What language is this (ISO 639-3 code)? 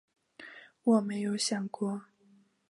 zho